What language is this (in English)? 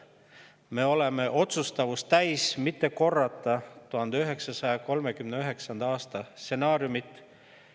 Estonian